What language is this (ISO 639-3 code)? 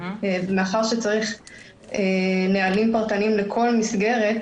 heb